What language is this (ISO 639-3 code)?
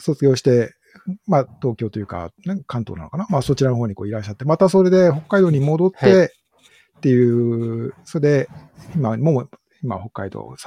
jpn